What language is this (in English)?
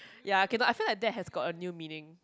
English